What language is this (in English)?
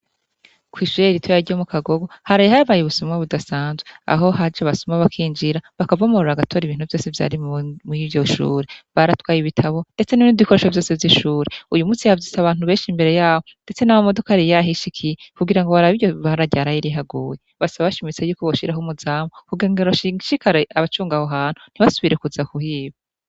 Rundi